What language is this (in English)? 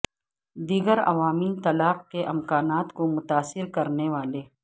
Urdu